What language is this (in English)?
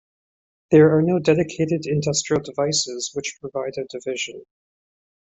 English